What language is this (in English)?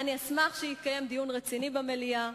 Hebrew